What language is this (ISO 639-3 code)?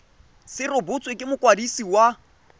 tsn